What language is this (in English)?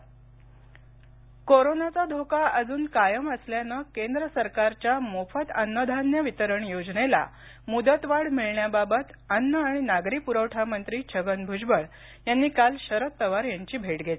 Marathi